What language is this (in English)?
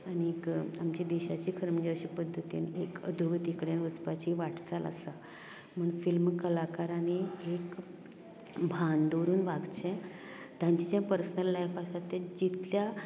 Konkani